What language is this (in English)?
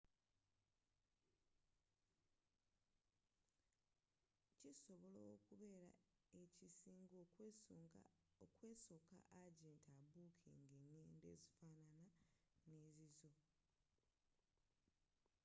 Ganda